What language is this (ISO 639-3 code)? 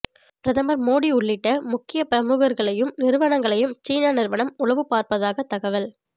tam